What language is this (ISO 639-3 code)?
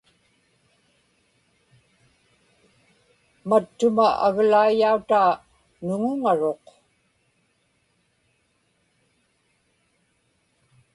ipk